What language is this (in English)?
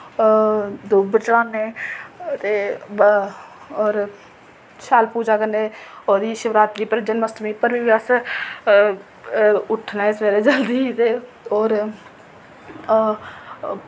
Dogri